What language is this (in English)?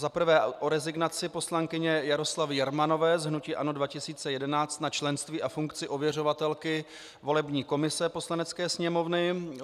Czech